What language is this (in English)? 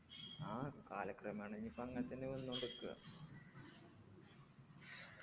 Malayalam